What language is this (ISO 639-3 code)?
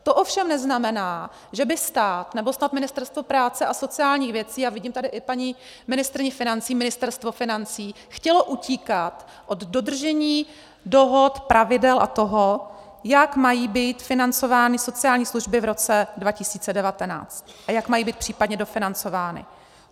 ces